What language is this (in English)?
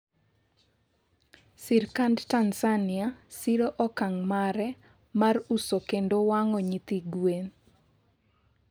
Luo (Kenya and Tanzania)